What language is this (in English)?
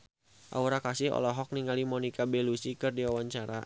Sundanese